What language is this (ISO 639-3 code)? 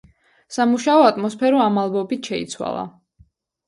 kat